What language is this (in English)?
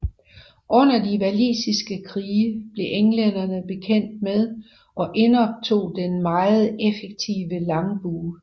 Danish